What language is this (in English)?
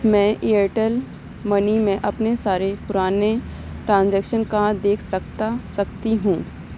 Urdu